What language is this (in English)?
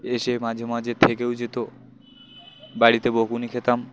Bangla